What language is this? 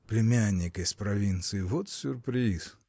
Russian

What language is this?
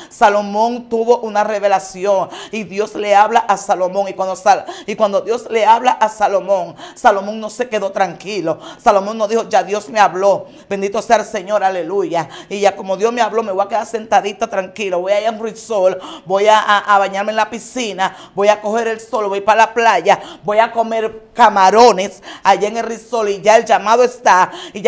Spanish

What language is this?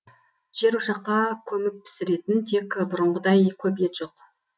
Kazakh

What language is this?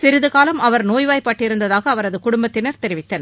Tamil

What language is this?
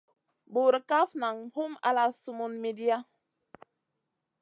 Masana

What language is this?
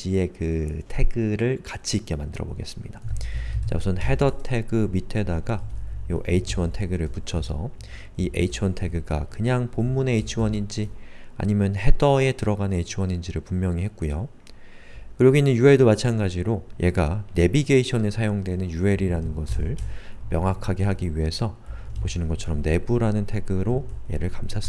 Korean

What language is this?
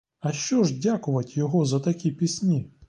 Ukrainian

